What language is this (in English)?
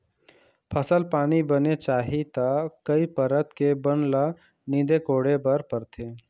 Chhattisgarhi